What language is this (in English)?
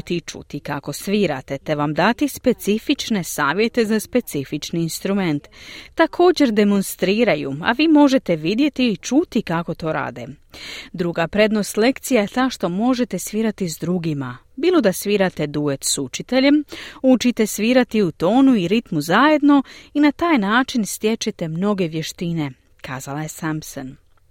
Croatian